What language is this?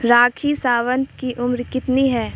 Urdu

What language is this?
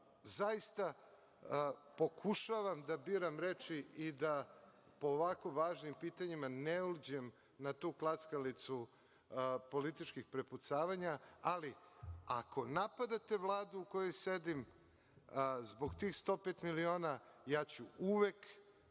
Serbian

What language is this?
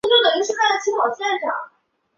Chinese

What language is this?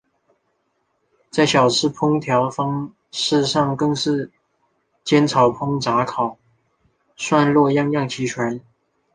Chinese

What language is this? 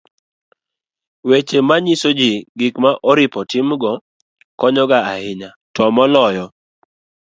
Luo (Kenya and Tanzania)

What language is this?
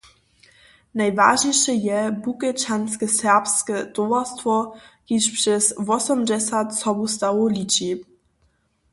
Upper Sorbian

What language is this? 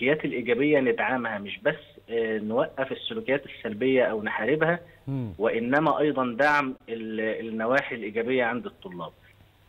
Arabic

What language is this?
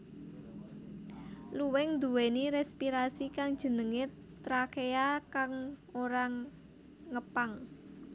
Javanese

